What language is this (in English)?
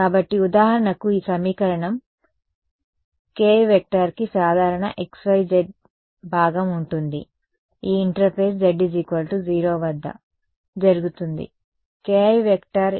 Telugu